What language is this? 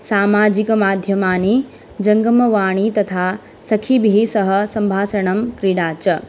Sanskrit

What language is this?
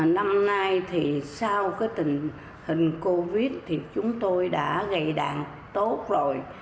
Vietnamese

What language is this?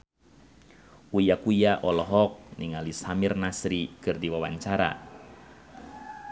Sundanese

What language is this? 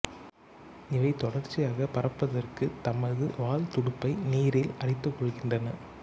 Tamil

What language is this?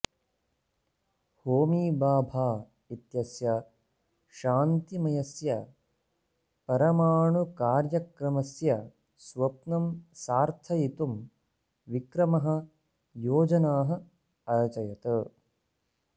Sanskrit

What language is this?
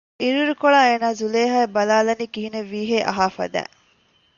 Divehi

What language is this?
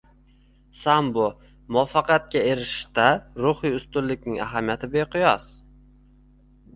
Uzbek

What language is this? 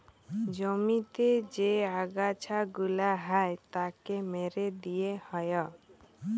Bangla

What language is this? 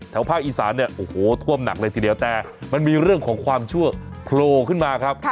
Thai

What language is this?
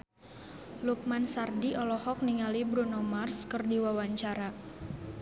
Sundanese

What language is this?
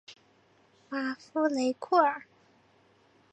Chinese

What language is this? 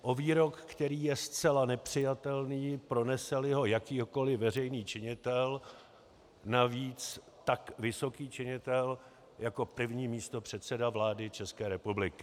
Czech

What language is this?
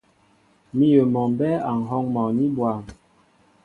Mbo (Cameroon)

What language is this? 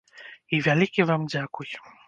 Belarusian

